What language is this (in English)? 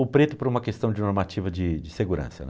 Portuguese